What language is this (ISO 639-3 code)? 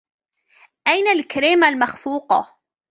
ara